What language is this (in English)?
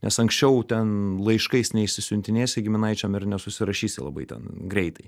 Lithuanian